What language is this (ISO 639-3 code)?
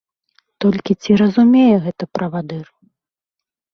bel